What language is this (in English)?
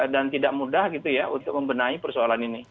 Indonesian